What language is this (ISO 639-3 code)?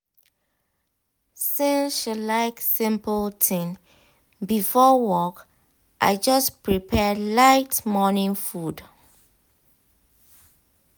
pcm